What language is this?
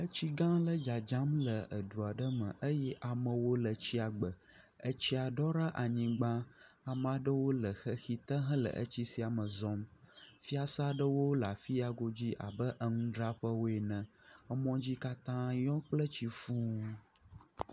Ewe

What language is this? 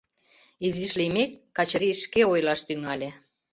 Mari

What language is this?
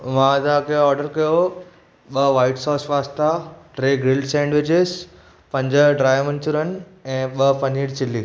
Sindhi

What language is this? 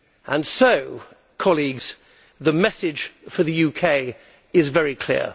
English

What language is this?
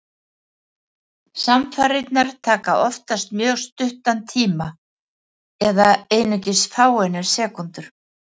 Icelandic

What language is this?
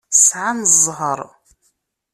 Kabyle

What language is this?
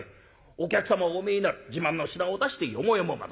Japanese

